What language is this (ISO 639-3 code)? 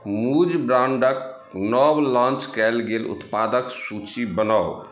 mai